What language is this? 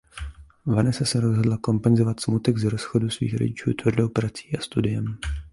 Czech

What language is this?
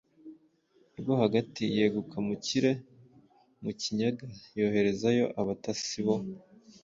Kinyarwanda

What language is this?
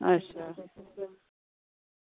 Dogri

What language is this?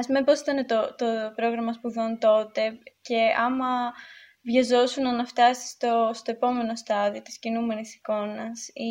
Greek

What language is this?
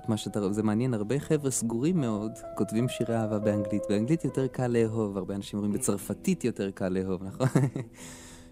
Hebrew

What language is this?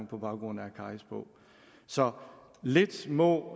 Danish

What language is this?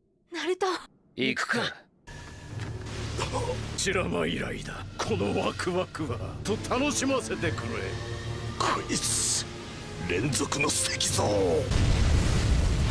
Japanese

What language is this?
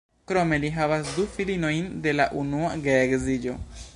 Esperanto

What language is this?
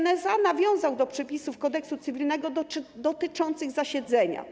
Polish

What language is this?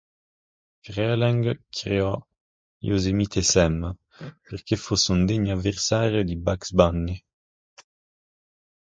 Italian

